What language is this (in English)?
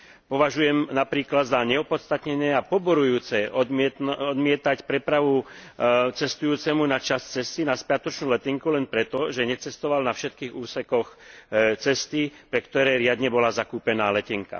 Slovak